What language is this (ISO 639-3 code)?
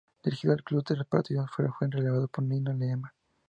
spa